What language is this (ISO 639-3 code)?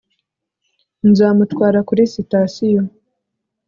kin